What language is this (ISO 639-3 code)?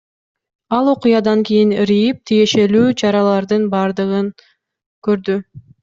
kir